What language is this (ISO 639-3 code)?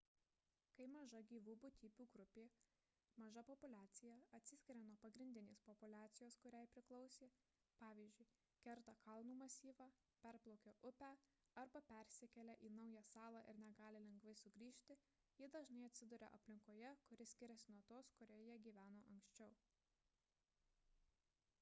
lit